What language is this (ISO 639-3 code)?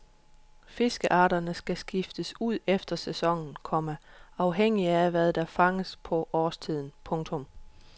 dan